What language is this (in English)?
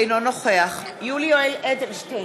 Hebrew